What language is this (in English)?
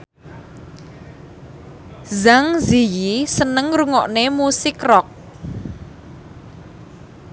Javanese